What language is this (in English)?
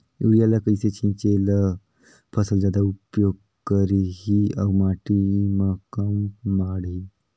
Chhattisgarhi